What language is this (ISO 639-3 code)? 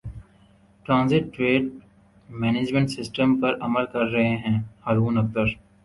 urd